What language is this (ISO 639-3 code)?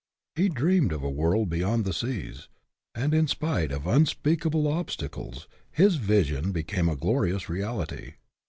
eng